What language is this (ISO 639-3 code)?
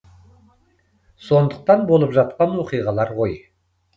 kaz